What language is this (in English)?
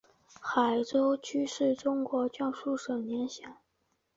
Chinese